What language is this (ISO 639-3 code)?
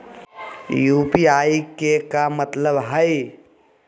mag